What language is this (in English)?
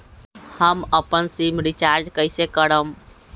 Magahi